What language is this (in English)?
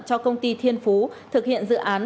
Vietnamese